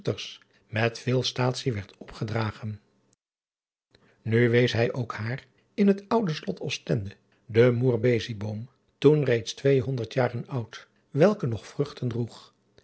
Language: Dutch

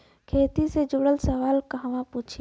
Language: Bhojpuri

